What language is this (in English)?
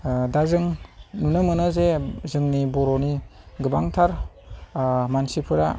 Bodo